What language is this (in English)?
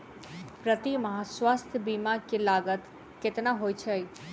Maithili